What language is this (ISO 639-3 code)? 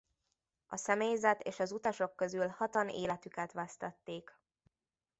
hun